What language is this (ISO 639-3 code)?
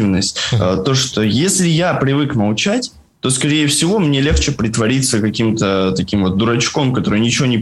rus